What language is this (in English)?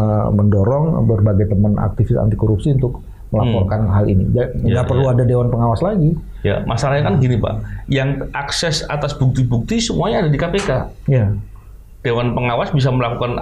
Indonesian